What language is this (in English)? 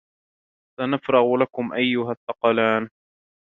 Arabic